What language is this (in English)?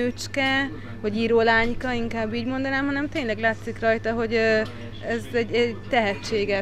Hungarian